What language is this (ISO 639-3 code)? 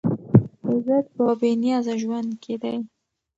pus